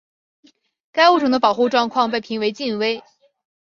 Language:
Chinese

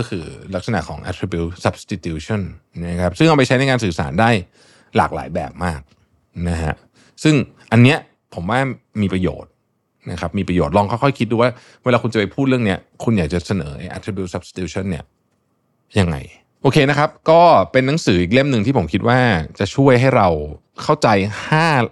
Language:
Thai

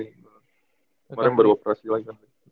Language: Indonesian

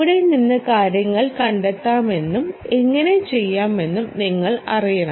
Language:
Malayalam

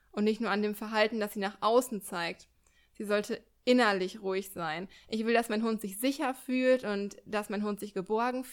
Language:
German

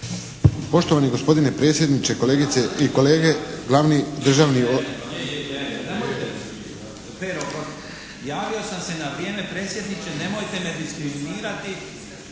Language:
Croatian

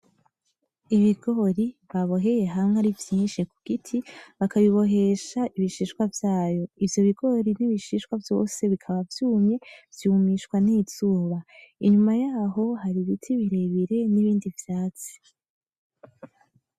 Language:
Rundi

